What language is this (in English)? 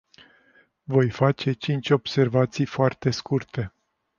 Romanian